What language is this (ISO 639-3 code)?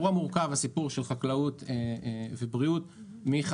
heb